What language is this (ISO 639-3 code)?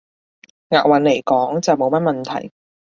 yue